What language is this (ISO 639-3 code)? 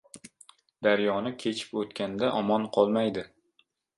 uzb